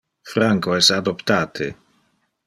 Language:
Interlingua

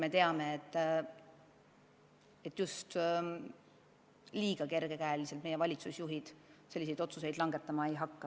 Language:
Estonian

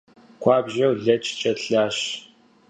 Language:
Kabardian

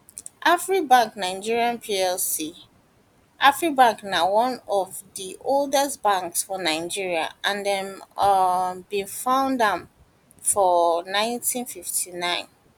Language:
Nigerian Pidgin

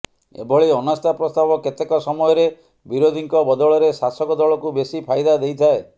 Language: Odia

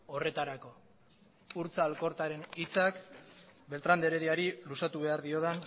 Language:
Basque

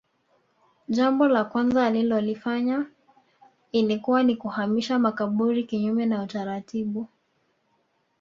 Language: Swahili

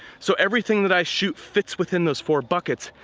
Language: English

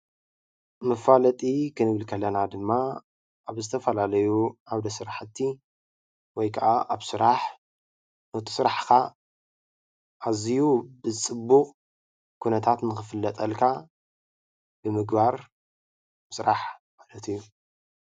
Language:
Tigrinya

